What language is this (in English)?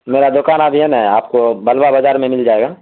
Urdu